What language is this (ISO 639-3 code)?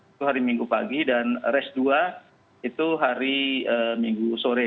ind